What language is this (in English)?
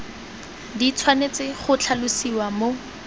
Tswana